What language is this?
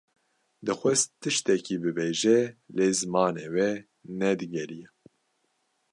Kurdish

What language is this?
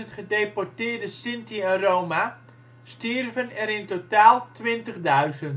Dutch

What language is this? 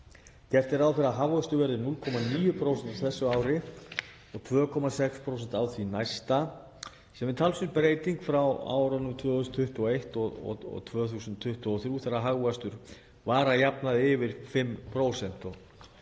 Icelandic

